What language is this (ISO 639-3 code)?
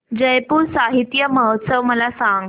mar